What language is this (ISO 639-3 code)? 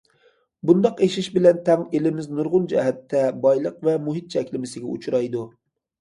uig